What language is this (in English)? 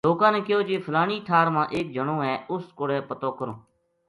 Gujari